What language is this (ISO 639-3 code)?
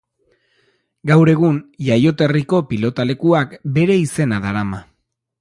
eus